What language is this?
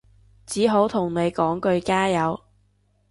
Cantonese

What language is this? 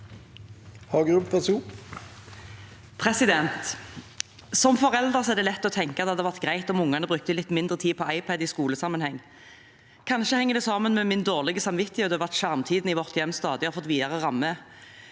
Norwegian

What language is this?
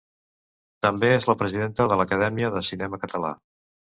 Catalan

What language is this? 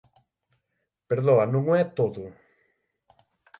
Galician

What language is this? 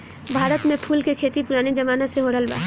Bhojpuri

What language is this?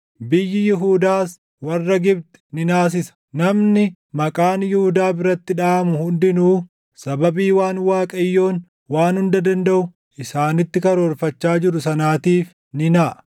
Oromo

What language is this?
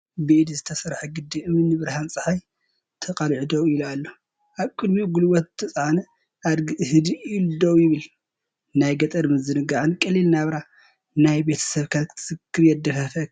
Tigrinya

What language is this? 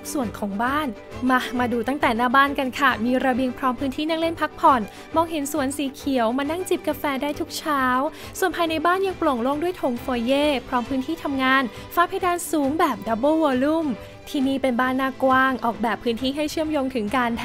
Thai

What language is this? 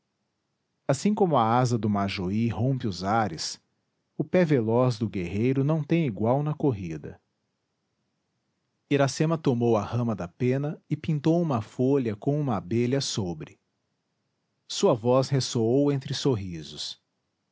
Portuguese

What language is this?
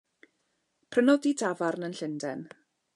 Welsh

